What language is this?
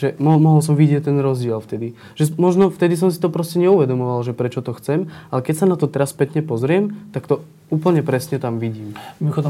Slovak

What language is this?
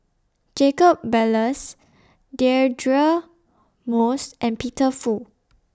English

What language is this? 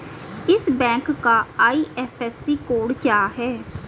Hindi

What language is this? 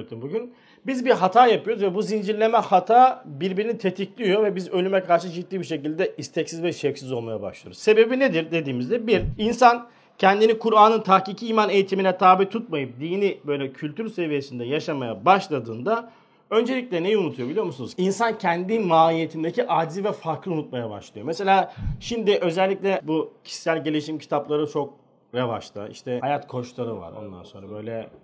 Turkish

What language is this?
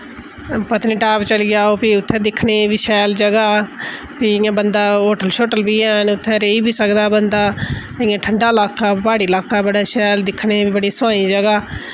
Dogri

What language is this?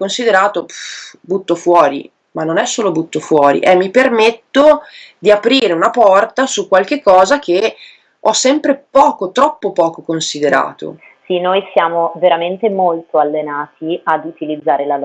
Italian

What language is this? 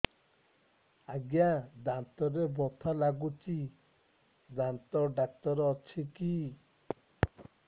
Odia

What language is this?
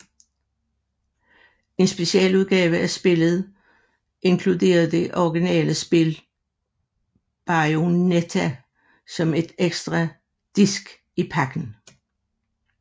Danish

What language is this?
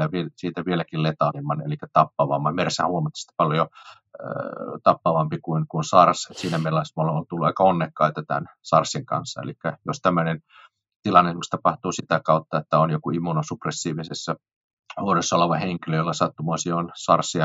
Finnish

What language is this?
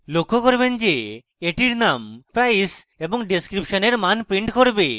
Bangla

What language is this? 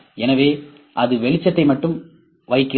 Tamil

